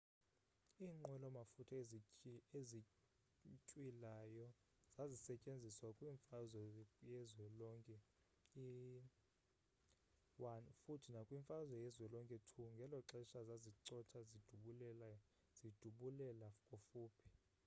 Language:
Xhosa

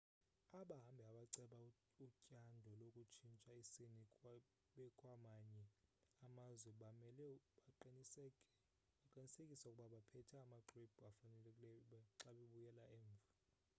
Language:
Xhosa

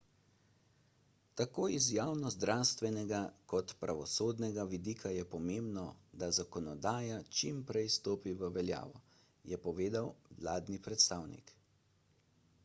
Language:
Slovenian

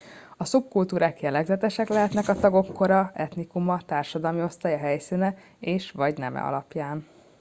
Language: Hungarian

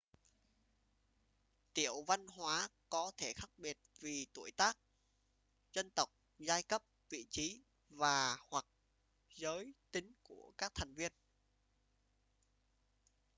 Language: Vietnamese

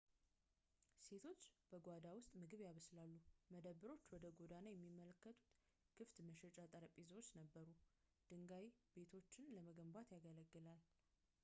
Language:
Amharic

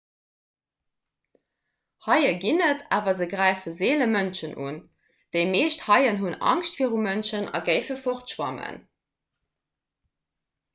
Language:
Luxembourgish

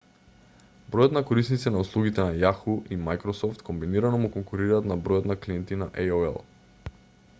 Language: Macedonian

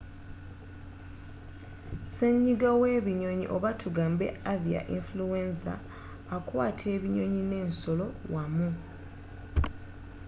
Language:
Ganda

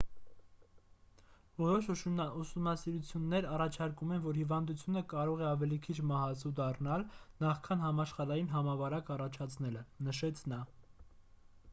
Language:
Armenian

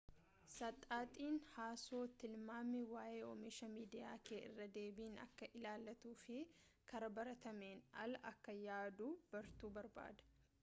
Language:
Oromo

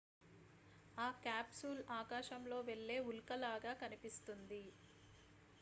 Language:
Telugu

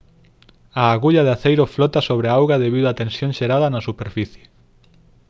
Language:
Galician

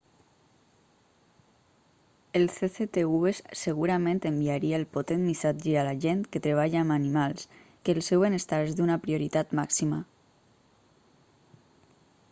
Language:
Catalan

